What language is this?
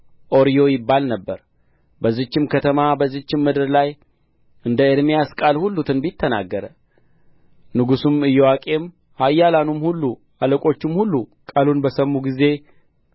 Amharic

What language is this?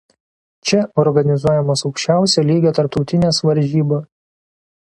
Lithuanian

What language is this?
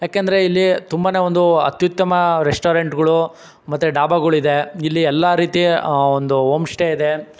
Kannada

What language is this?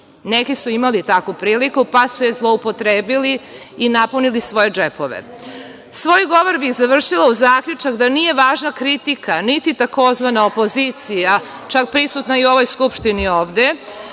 Serbian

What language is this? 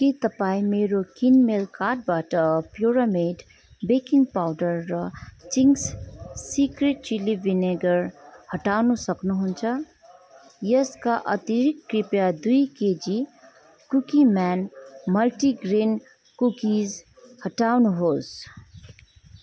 Nepali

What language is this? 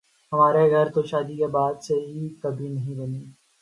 Urdu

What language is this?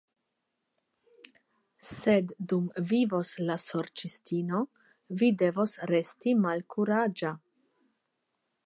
Esperanto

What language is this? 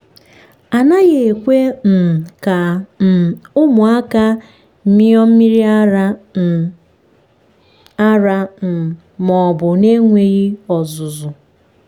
Igbo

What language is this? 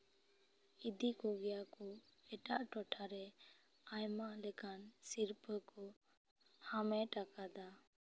Santali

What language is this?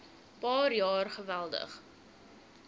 Afrikaans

